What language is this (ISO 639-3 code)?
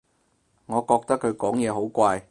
yue